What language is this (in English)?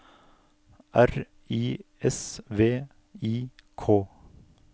Norwegian